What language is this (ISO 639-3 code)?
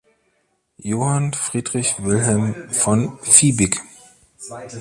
deu